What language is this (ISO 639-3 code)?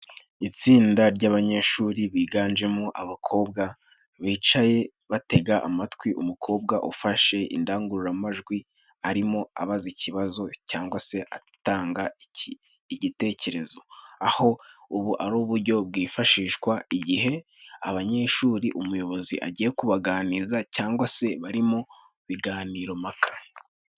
kin